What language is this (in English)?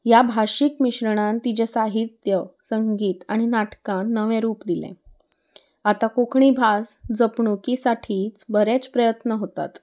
Konkani